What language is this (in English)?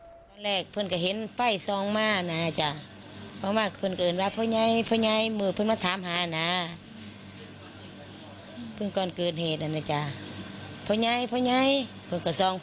Thai